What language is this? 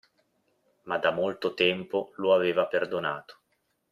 Italian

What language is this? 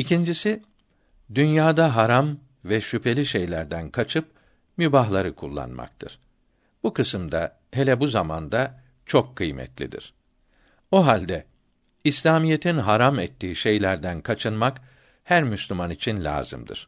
Turkish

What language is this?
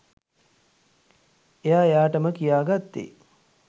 Sinhala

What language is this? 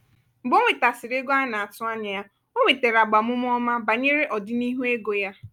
Igbo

